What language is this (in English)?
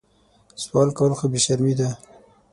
Pashto